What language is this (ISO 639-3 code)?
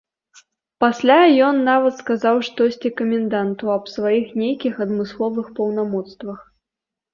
bel